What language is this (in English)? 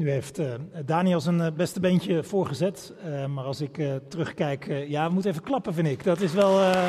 Dutch